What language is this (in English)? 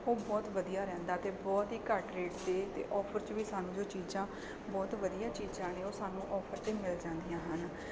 Punjabi